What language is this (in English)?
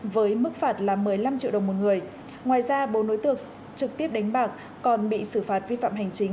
Vietnamese